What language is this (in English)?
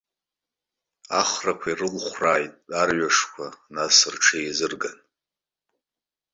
Abkhazian